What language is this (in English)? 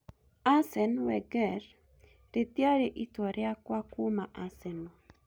Kikuyu